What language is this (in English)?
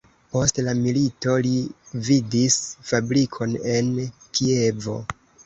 Esperanto